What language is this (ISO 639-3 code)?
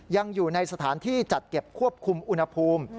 tha